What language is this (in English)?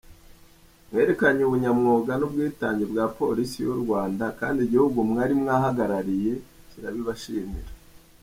Kinyarwanda